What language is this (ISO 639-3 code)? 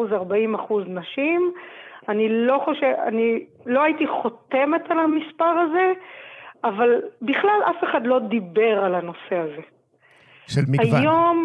heb